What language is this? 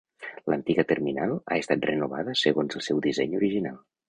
Catalan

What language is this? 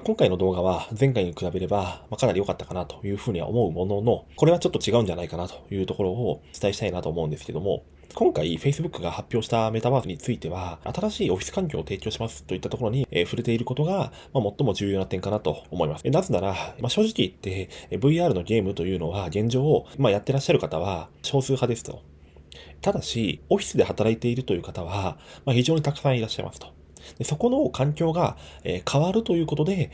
Japanese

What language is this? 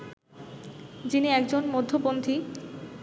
Bangla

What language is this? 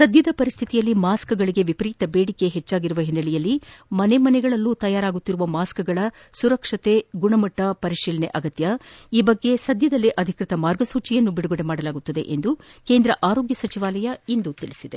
Kannada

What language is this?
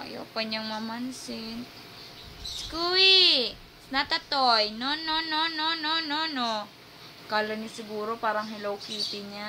Thai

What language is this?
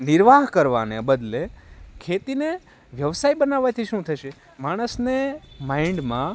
Gujarati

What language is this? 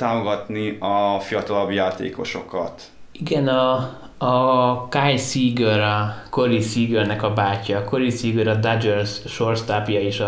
Hungarian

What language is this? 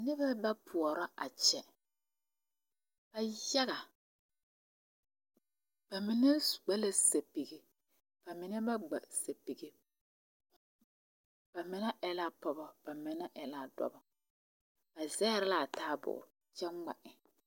Southern Dagaare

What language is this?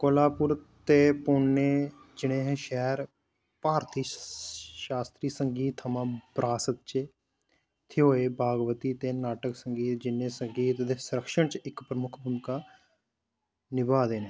Dogri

